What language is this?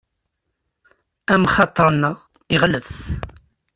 Kabyle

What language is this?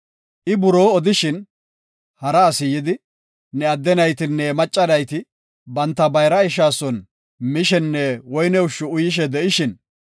Gofa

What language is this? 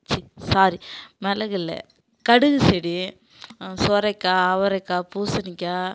Tamil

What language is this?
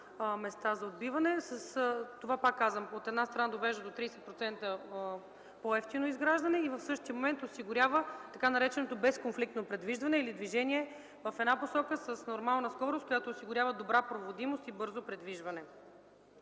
Bulgarian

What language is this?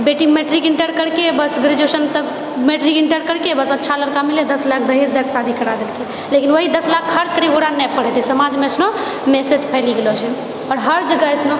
Maithili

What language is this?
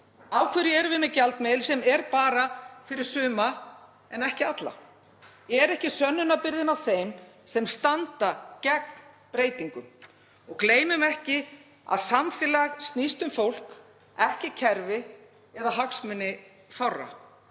Icelandic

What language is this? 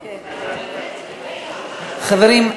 Hebrew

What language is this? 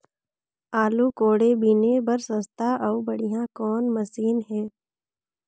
Chhattisgarhi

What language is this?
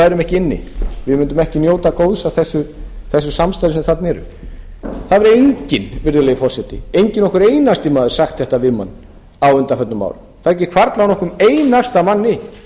Icelandic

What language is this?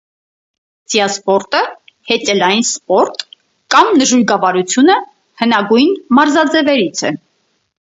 Armenian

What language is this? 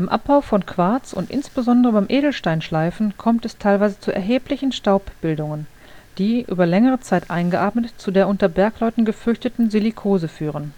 German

